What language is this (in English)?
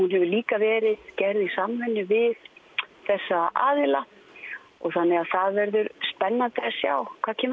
Icelandic